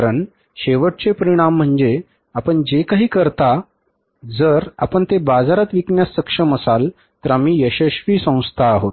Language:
Marathi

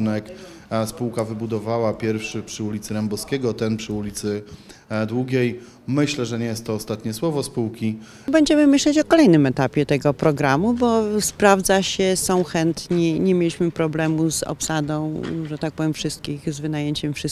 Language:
Polish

